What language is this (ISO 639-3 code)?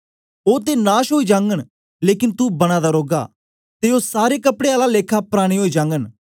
doi